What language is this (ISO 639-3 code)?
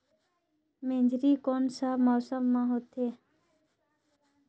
hne